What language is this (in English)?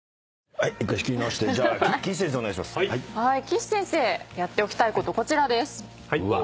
Japanese